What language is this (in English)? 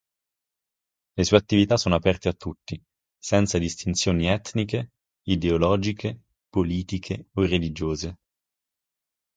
Italian